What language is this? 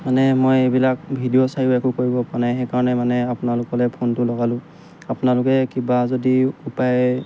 Assamese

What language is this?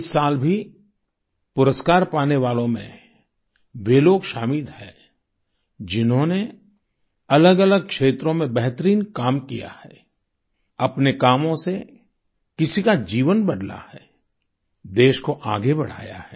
Hindi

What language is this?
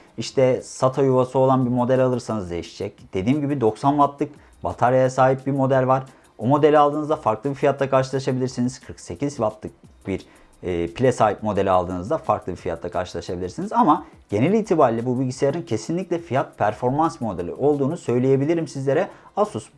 Turkish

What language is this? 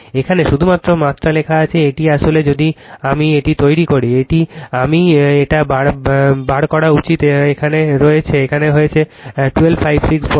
Bangla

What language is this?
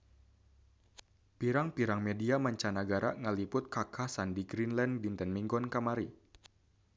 Sundanese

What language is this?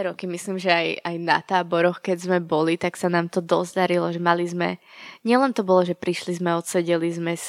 Slovak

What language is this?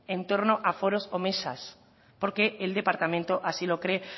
Spanish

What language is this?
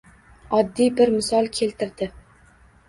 Uzbek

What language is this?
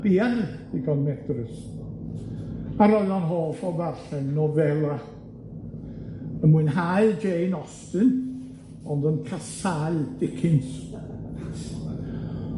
Welsh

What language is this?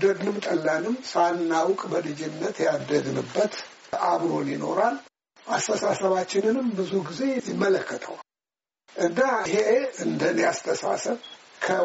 Amharic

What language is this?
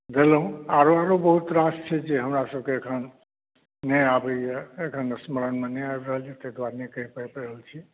Maithili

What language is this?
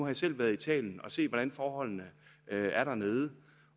Danish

